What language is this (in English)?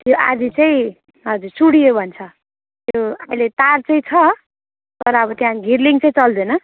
Nepali